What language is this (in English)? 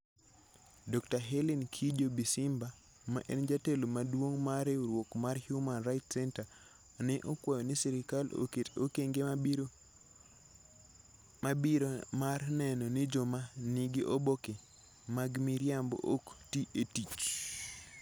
Luo (Kenya and Tanzania)